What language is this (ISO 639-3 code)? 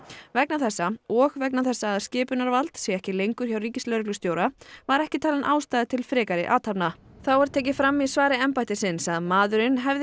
isl